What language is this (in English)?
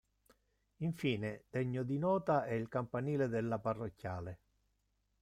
Italian